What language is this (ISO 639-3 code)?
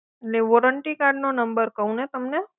guj